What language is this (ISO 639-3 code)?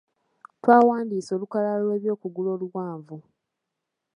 lug